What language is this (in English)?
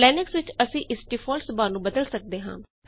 Punjabi